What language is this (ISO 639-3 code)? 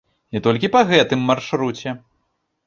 bel